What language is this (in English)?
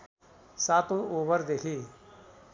Nepali